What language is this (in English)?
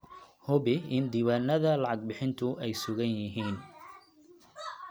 Somali